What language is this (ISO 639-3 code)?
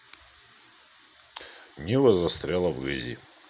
rus